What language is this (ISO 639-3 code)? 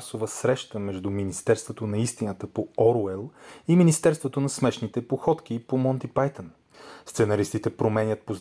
bul